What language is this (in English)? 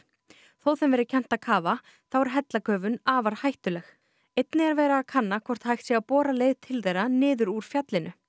Icelandic